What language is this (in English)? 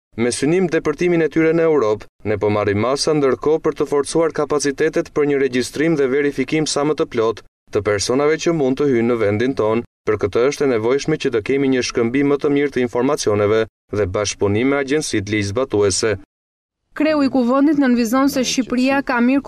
Romanian